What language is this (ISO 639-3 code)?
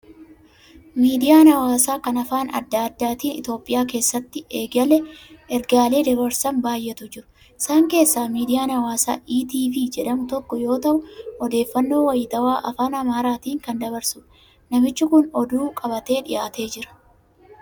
orm